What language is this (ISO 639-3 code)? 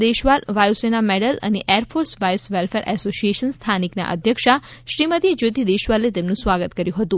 guj